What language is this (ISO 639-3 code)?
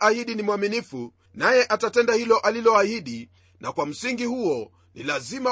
swa